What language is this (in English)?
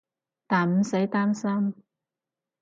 Cantonese